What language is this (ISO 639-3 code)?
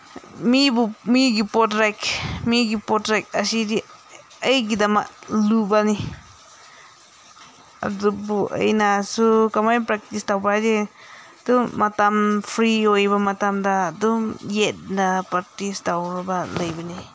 mni